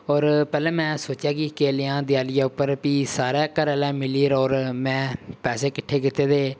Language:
Dogri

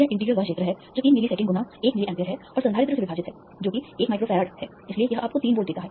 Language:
Hindi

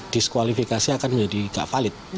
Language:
Indonesian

